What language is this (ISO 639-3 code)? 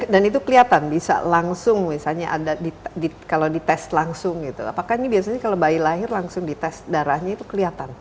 ind